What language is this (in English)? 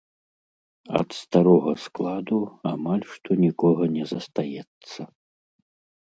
Belarusian